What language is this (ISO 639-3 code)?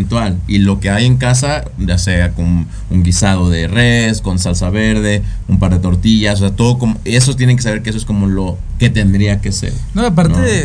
spa